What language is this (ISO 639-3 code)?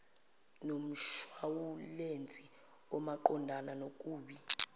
zul